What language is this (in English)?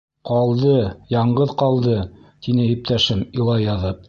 Bashkir